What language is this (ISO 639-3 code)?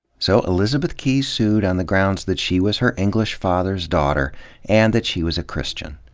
eng